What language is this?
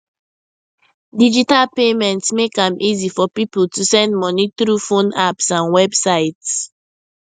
Nigerian Pidgin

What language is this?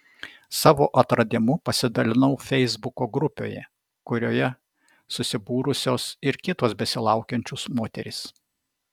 Lithuanian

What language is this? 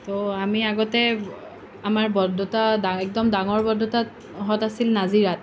Assamese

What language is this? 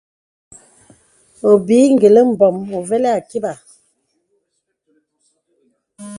Bebele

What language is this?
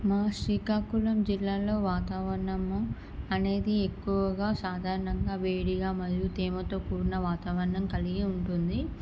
Telugu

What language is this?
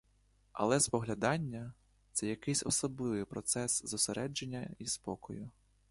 Ukrainian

